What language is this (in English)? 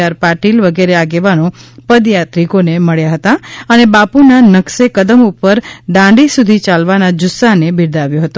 Gujarati